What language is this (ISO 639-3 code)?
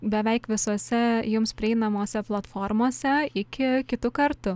lit